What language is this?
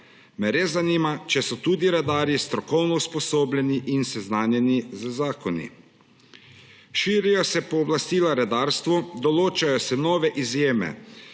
Slovenian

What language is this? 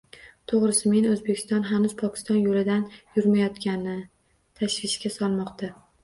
Uzbek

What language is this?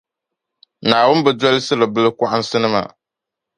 Dagbani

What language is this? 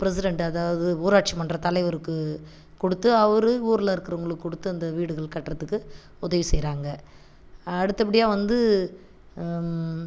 Tamil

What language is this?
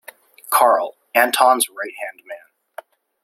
English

